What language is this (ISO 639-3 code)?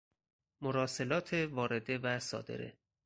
fas